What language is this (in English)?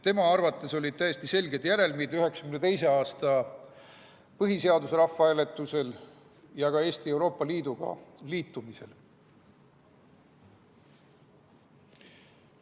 Estonian